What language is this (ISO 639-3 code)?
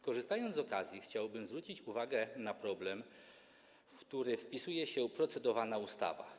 pol